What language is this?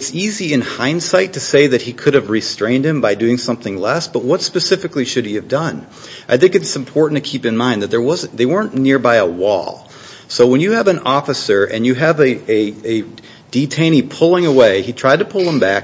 English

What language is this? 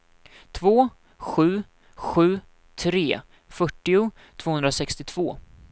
Swedish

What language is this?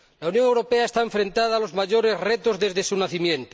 Spanish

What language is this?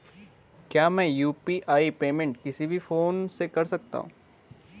Hindi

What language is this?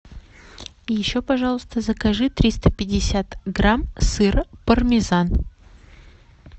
Russian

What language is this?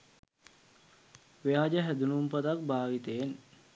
Sinhala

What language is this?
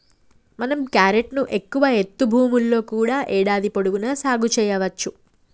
Telugu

